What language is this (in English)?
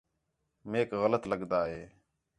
Khetrani